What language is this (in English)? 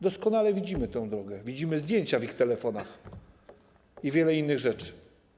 Polish